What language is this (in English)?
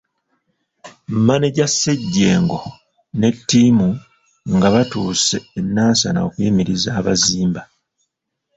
Ganda